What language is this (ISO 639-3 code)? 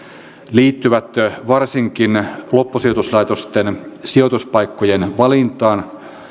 fin